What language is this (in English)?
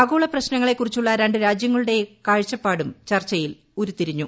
Malayalam